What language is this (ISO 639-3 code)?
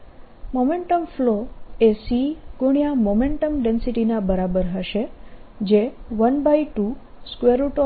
guj